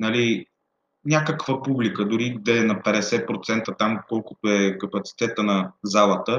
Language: Bulgarian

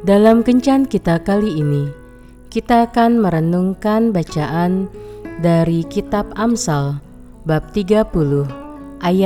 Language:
Indonesian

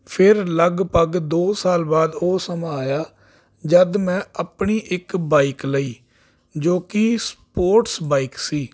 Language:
Punjabi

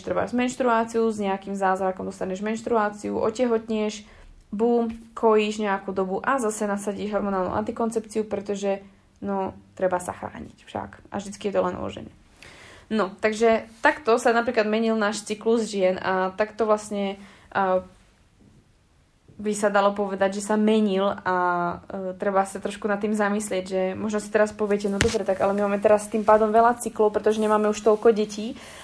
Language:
Slovak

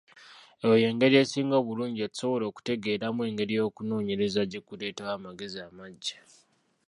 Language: Ganda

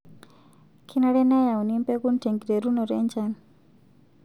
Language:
Masai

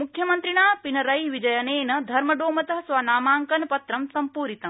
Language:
Sanskrit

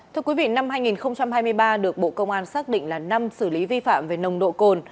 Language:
Vietnamese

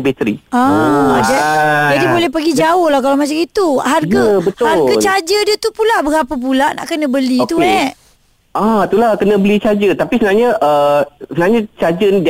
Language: Malay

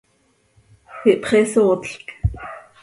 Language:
Seri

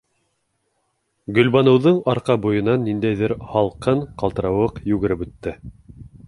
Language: Bashkir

